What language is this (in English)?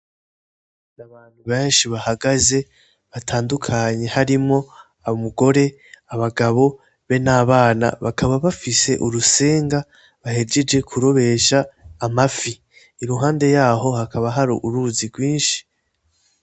Rundi